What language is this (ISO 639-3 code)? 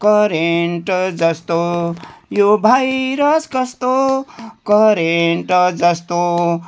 nep